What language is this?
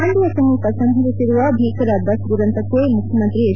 Kannada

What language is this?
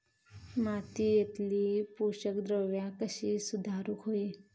Marathi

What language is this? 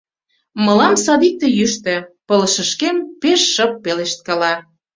Mari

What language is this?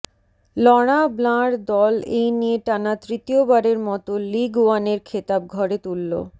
Bangla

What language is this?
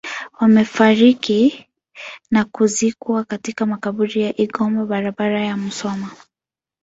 Swahili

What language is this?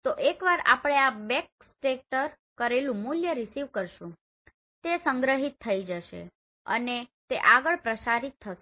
Gujarati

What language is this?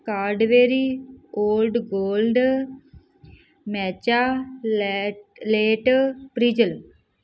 Punjabi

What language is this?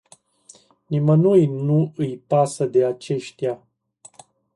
Romanian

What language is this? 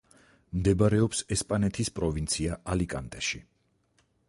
Georgian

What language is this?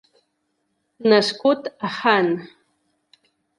Catalan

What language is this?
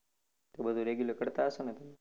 Gujarati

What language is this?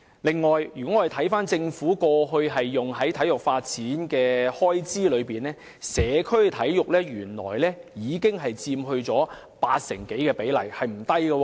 Cantonese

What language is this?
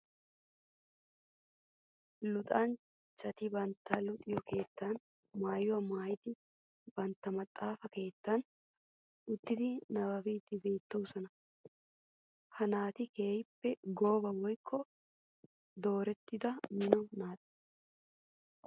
Wolaytta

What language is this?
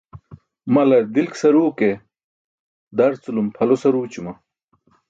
Burushaski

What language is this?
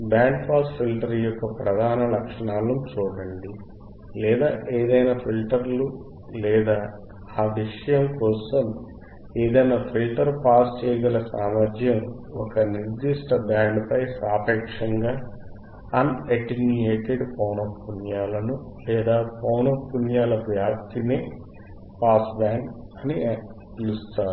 Telugu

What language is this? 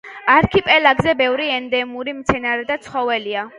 Georgian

